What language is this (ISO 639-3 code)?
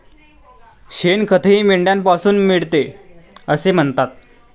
mar